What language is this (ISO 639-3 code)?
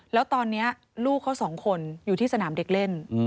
tha